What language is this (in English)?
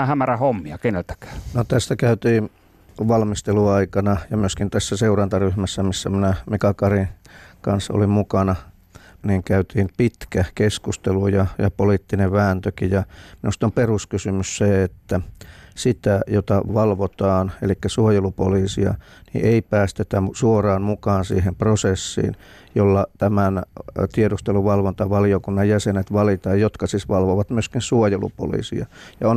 Finnish